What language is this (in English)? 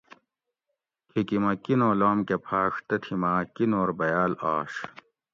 Gawri